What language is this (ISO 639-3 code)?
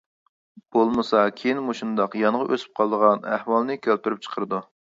uig